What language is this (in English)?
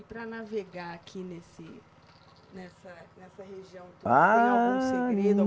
Portuguese